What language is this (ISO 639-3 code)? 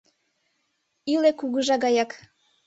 chm